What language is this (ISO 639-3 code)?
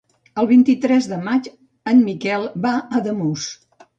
cat